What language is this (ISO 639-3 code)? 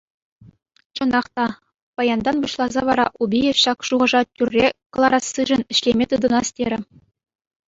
chv